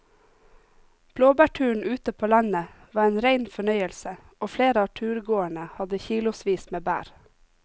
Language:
Norwegian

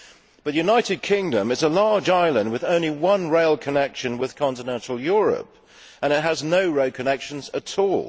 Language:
English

